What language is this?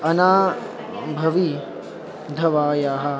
Sanskrit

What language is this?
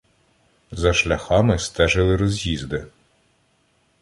Ukrainian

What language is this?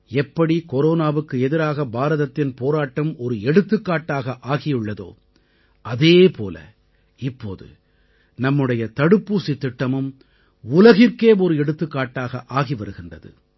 Tamil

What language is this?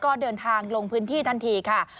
Thai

